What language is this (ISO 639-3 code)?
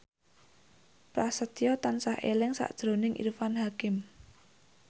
jav